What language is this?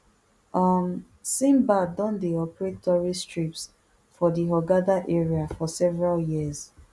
Nigerian Pidgin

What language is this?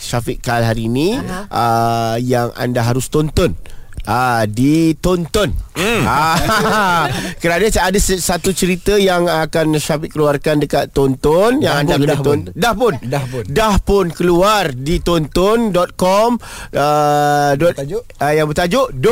Malay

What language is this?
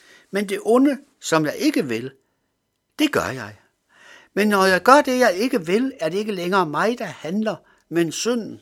Danish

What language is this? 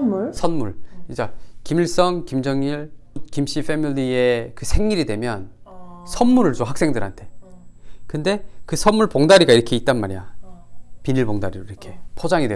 Korean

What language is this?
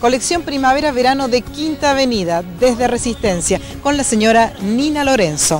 Spanish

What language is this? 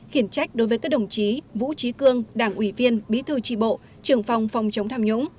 Vietnamese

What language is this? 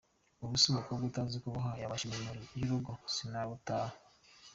Kinyarwanda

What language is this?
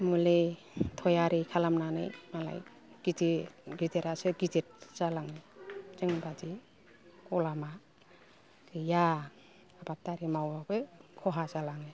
Bodo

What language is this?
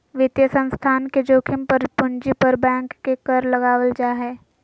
Magahi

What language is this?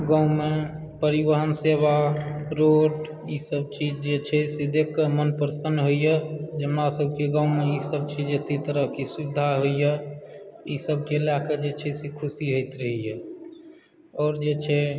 Maithili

